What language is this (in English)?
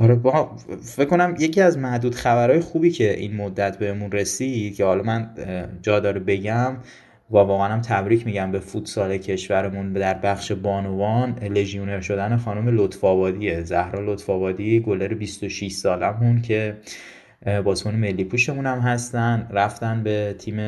Persian